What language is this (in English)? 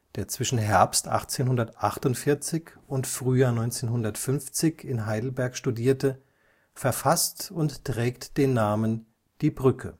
German